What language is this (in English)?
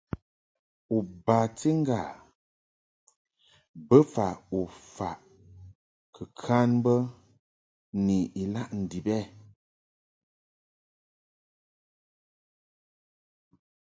Mungaka